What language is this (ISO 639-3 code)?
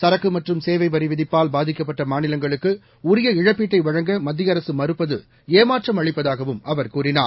tam